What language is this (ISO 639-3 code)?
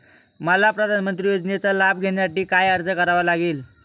mar